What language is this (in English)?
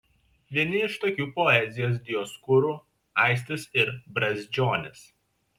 Lithuanian